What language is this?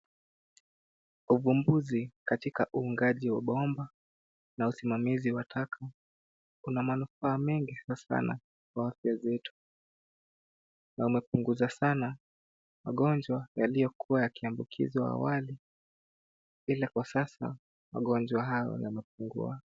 Swahili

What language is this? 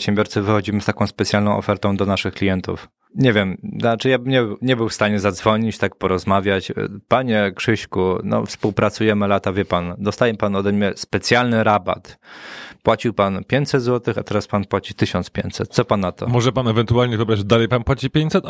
Polish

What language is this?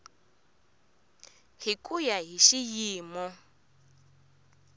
Tsonga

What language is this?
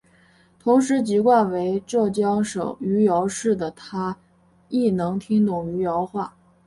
Chinese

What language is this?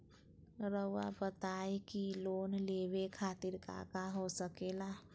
Magahi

